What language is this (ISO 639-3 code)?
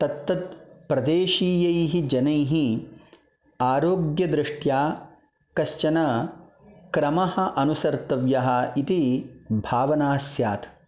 san